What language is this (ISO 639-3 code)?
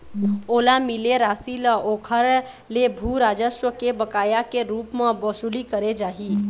hne